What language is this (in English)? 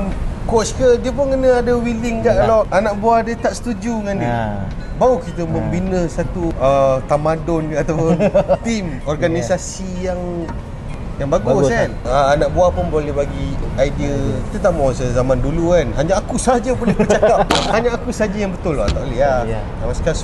Malay